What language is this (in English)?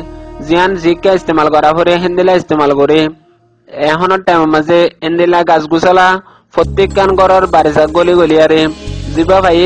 Arabic